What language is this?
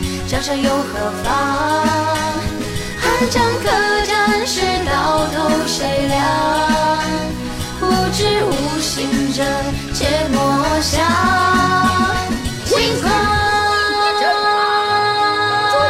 Chinese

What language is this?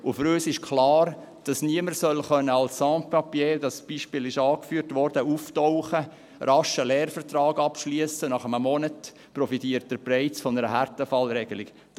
Swiss German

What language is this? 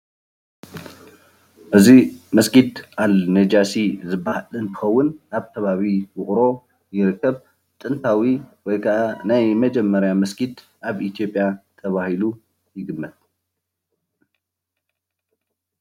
Tigrinya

